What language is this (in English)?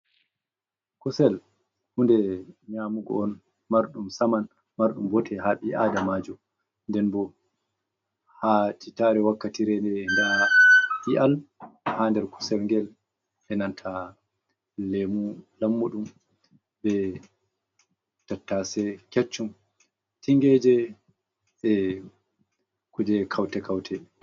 Fula